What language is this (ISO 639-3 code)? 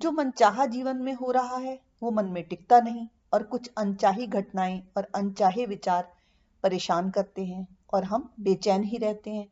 hin